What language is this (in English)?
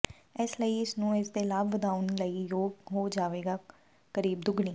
Punjabi